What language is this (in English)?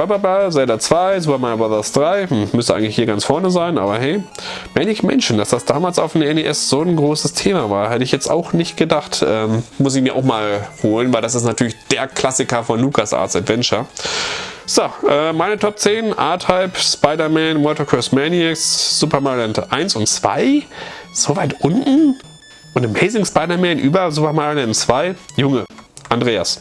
German